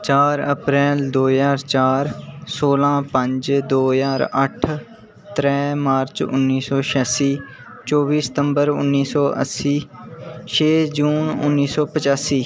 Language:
Dogri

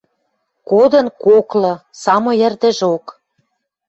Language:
Western Mari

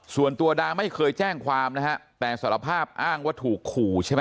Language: Thai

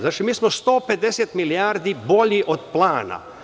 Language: Serbian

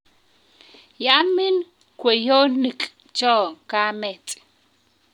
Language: Kalenjin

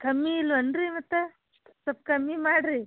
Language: Kannada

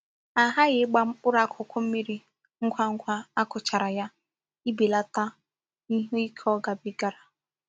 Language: Igbo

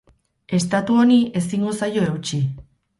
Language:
Basque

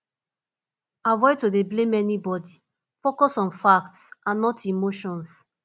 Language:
Nigerian Pidgin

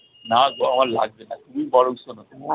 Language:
Bangla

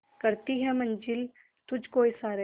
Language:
Hindi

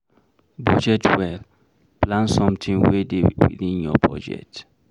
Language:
Nigerian Pidgin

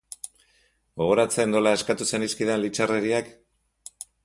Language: Basque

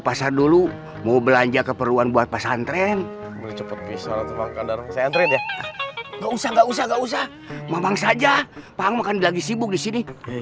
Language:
Indonesian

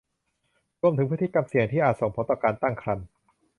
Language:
Thai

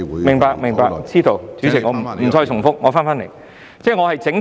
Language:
Cantonese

